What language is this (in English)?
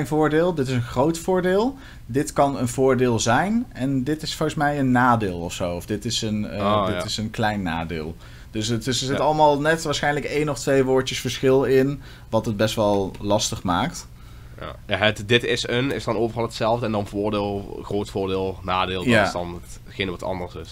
Dutch